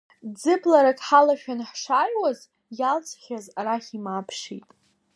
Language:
Abkhazian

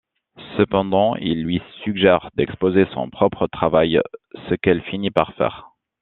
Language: French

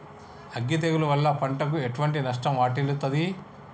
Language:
Telugu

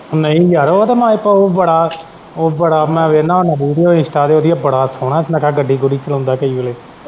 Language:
Punjabi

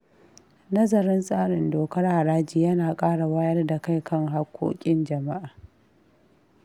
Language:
Hausa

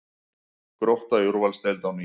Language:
Icelandic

